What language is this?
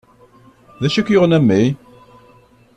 Kabyle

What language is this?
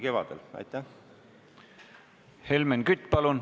Estonian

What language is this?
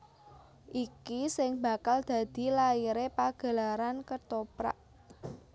Javanese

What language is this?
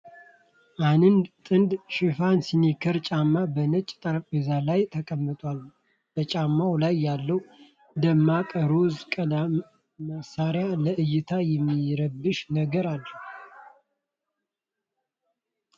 Amharic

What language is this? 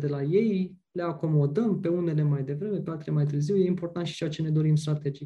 Romanian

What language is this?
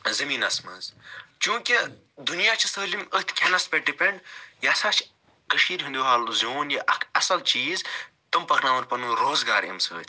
Kashmiri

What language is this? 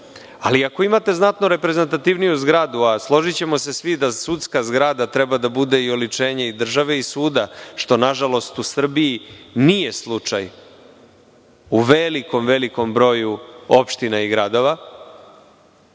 Serbian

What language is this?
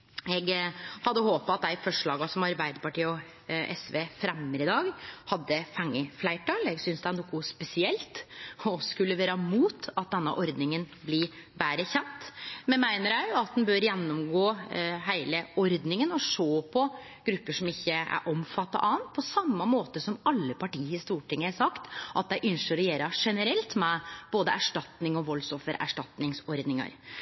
Norwegian Nynorsk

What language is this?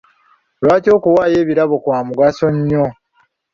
Ganda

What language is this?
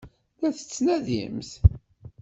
Kabyle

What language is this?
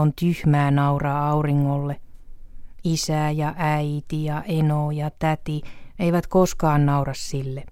Finnish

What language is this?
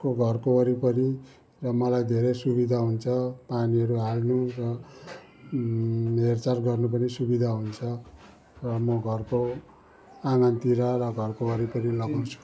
Nepali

